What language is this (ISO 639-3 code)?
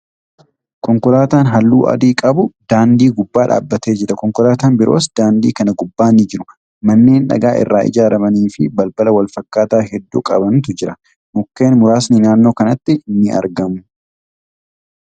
orm